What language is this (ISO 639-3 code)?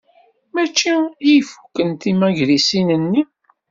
kab